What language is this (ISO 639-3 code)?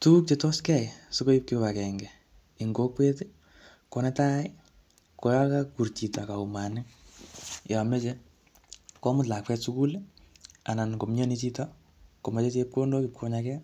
kln